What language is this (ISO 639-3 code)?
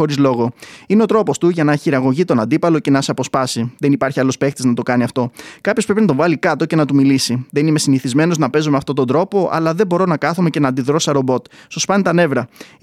ell